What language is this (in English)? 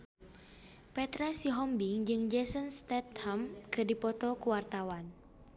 Sundanese